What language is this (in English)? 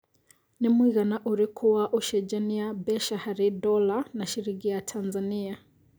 Kikuyu